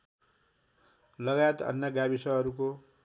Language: Nepali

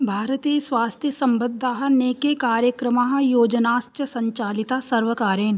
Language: Sanskrit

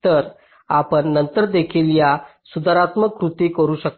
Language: Marathi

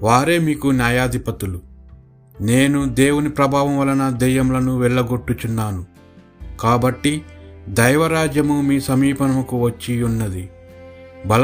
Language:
Telugu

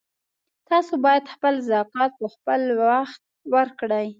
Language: Pashto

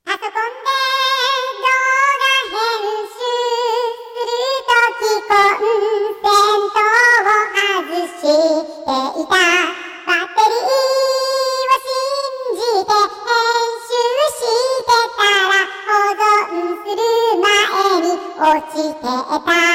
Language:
Japanese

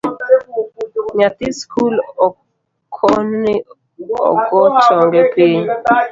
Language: Luo (Kenya and Tanzania)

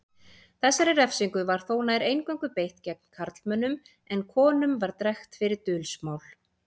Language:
Icelandic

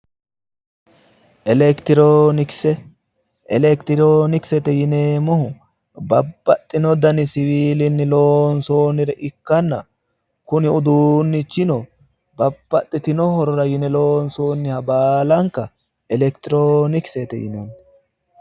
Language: Sidamo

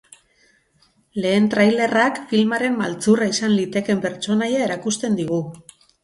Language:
Basque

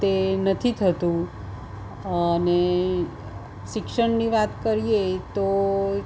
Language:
Gujarati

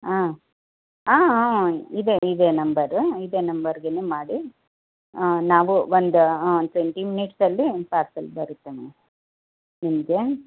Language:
Kannada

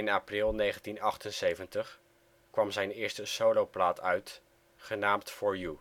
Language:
Dutch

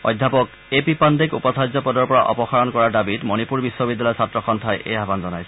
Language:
Assamese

